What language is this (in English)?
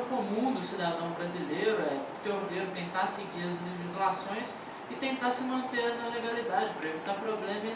Portuguese